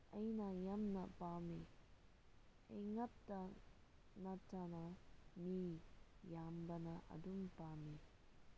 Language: Manipuri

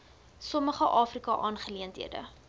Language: Afrikaans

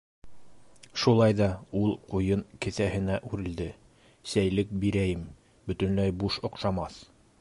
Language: Bashkir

